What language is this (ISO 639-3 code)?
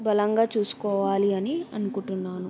tel